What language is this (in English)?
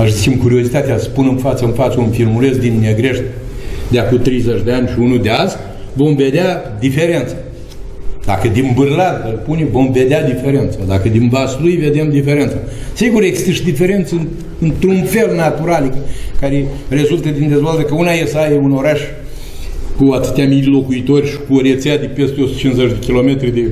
Romanian